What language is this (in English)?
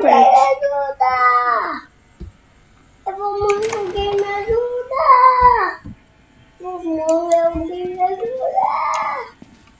Portuguese